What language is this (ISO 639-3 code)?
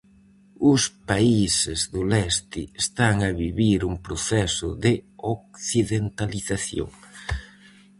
glg